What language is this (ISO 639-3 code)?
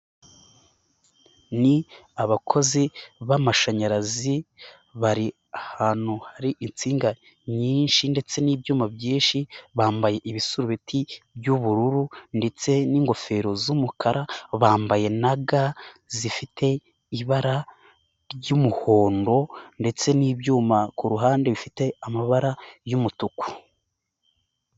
kin